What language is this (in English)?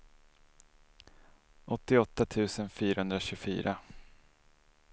Swedish